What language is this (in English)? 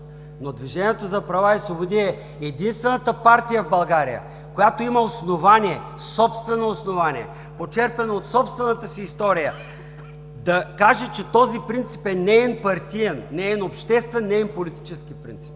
Bulgarian